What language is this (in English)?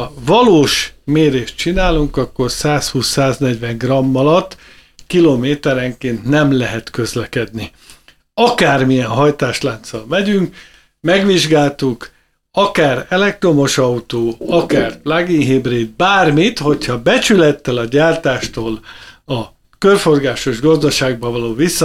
Hungarian